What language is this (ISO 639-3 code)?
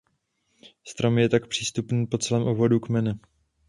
ces